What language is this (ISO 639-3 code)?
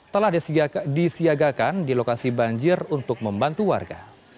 ind